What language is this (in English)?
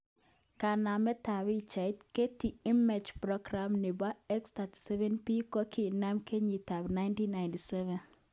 Kalenjin